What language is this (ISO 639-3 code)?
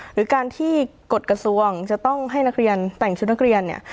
tha